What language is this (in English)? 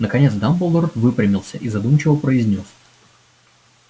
Russian